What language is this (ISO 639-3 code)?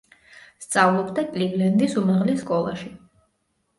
kat